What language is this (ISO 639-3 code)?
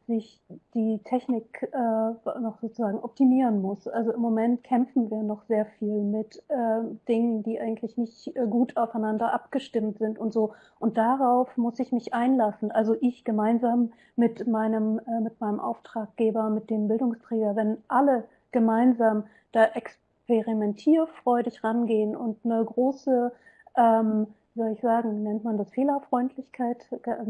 deu